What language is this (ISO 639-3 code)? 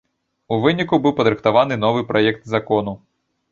bel